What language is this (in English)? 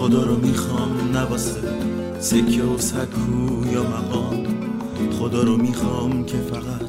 Persian